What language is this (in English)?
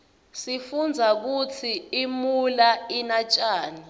Swati